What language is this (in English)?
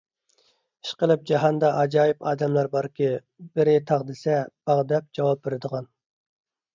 Uyghur